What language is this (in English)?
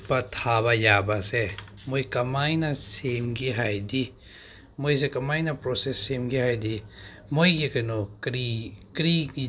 Manipuri